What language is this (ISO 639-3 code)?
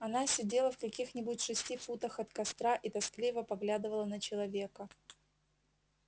rus